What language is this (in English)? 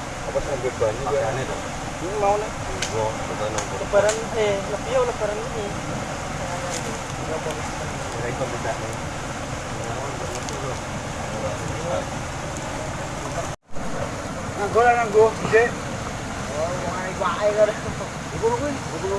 Indonesian